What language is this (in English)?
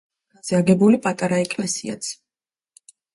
Georgian